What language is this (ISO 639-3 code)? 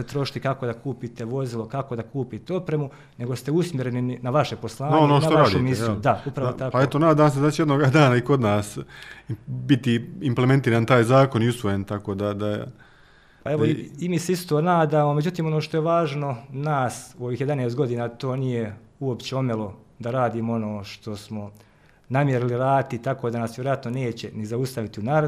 hrv